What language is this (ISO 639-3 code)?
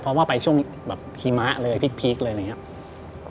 tha